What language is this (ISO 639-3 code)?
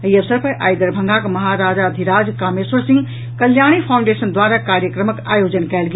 mai